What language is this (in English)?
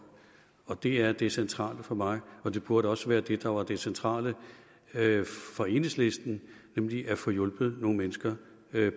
Danish